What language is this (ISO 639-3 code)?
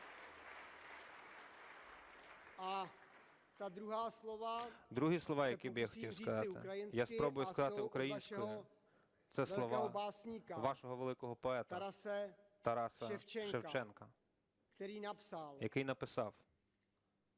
ukr